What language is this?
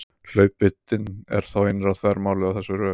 Icelandic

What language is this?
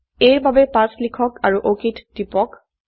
Assamese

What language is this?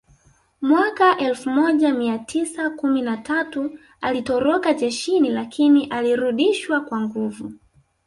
Swahili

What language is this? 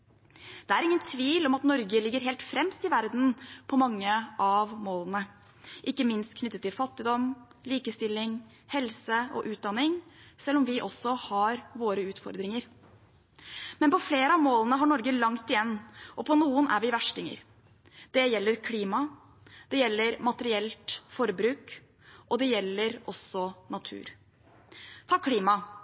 Norwegian Bokmål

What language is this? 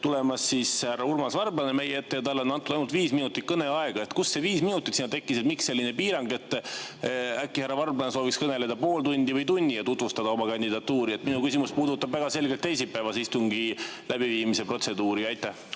Estonian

